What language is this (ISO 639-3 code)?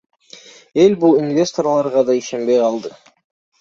kir